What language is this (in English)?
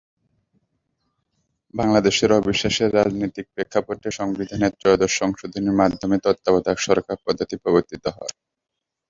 Bangla